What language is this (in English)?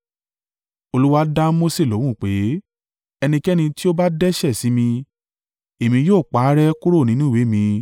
Yoruba